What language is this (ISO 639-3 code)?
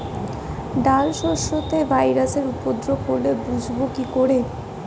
ben